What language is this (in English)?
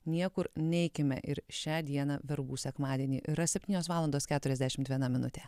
Lithuanian